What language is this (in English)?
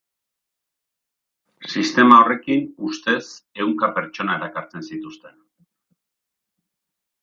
Basque